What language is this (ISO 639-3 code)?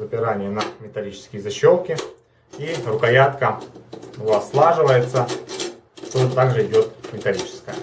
rus